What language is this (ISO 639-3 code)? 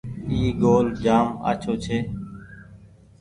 gig